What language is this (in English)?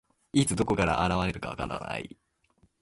Japanese